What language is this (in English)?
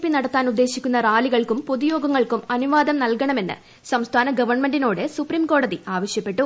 Malayalam